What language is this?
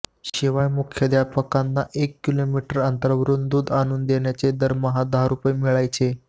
Marathi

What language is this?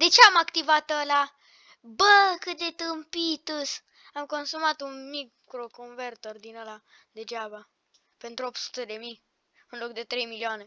Romanian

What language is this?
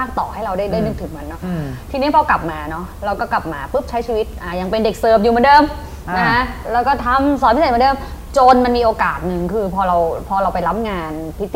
Thai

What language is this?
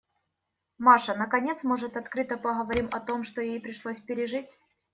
Russian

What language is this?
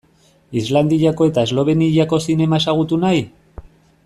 Basque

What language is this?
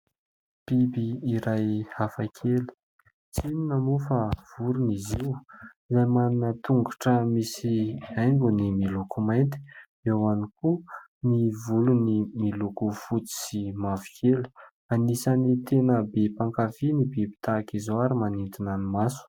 Malagasy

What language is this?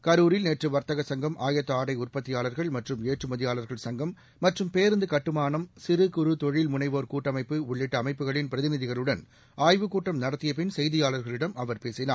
Tamil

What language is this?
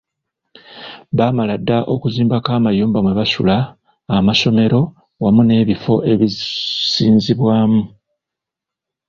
Ganda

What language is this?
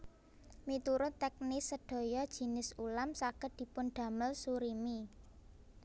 Javanese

